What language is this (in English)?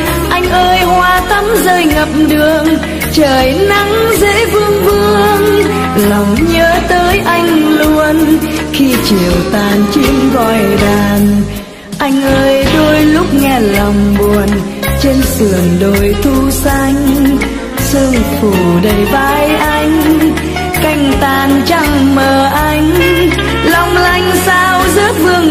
Vietnamese